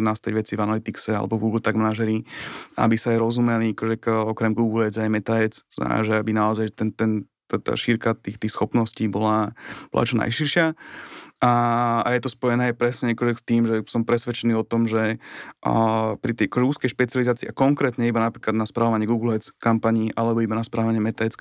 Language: Slovak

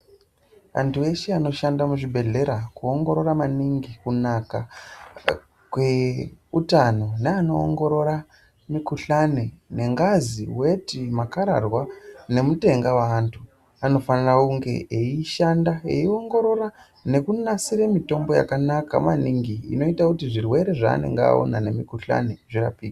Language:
Ndau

